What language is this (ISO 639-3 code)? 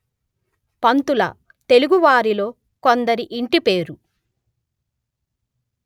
tel